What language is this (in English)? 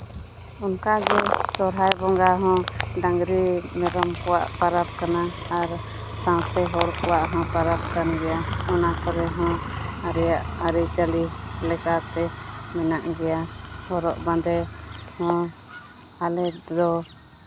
Santali